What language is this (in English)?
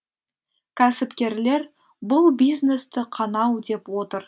Kazakh